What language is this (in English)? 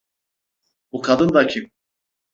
Turkish